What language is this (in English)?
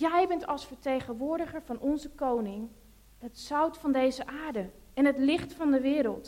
Dutch